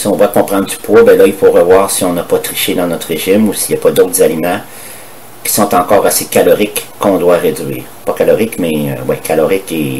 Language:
French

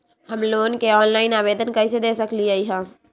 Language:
Magahi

